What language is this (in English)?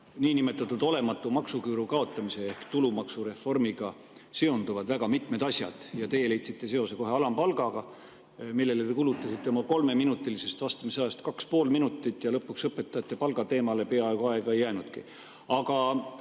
Estonian